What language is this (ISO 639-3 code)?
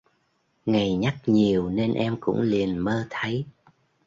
vie